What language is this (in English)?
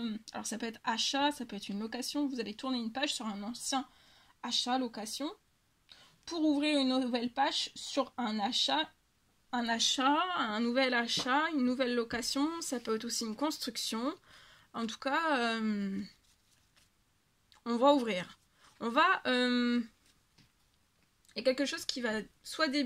French